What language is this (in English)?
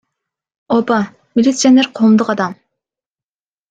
Kyrgyz